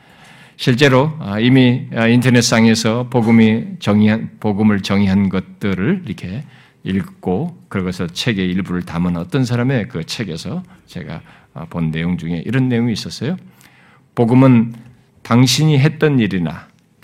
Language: Korean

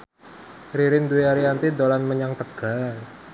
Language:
Javanese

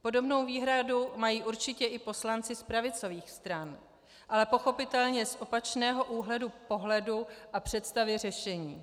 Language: Czech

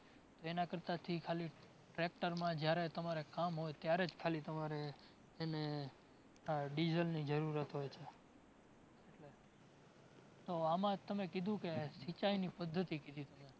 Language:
Gujarati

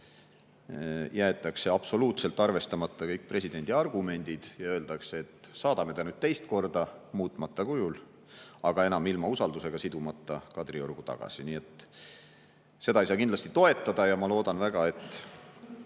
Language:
Estonian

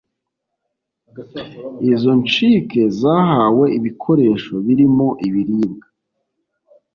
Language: Kinyarwanda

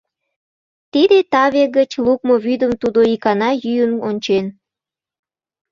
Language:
Mari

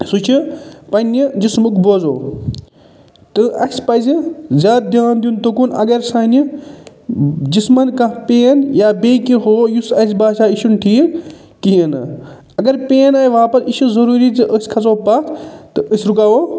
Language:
Kashmiri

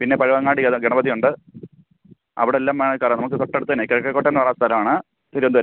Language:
Malayalam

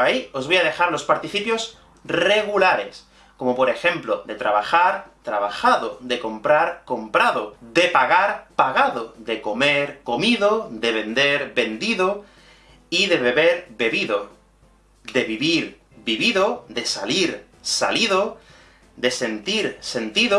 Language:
Spanish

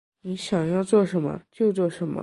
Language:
Chinese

